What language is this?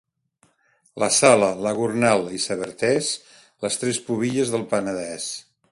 Catalan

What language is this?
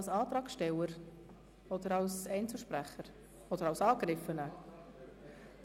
Swiss German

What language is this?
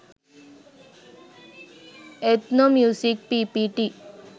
Sinhala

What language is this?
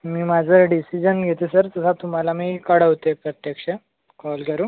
Marathi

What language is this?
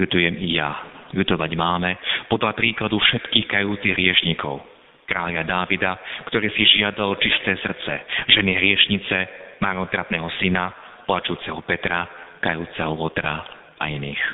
Slovak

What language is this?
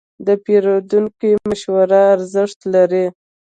Pashto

